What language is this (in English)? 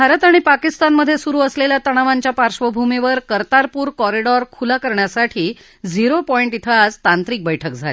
Marathi